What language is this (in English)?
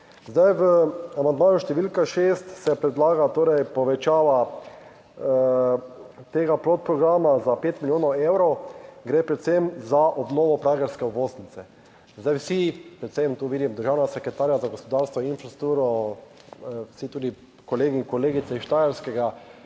Slovenian